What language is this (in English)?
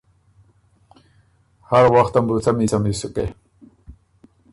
Ormuri